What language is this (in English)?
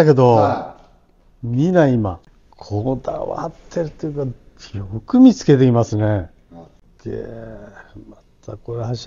Japanese